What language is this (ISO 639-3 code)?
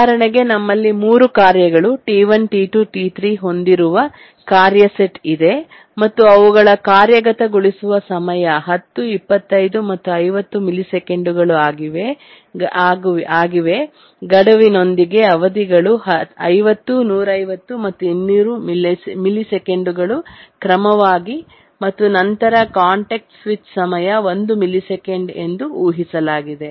kan